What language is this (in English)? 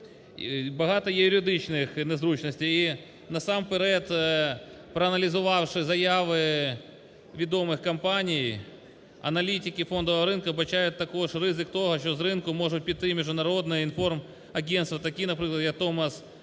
Ukrainian